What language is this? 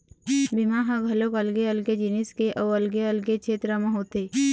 Chhattisgarhi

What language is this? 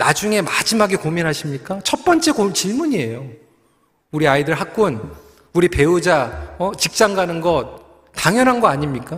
Korean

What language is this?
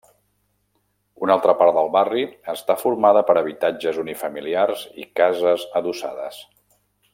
Catalan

